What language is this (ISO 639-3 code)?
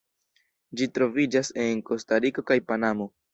epo